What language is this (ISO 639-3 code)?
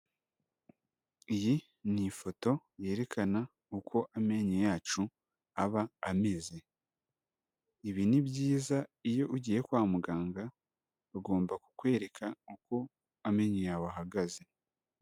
kin